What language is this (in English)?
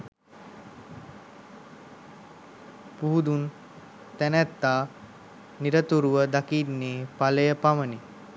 Sinhala